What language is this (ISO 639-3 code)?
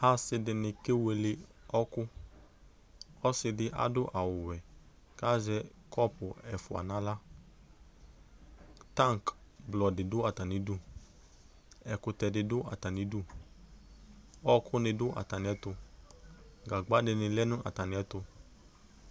kpo